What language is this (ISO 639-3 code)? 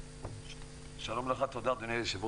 heb